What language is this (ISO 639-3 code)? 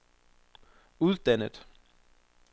dan